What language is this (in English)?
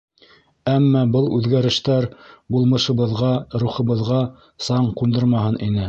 Bashkir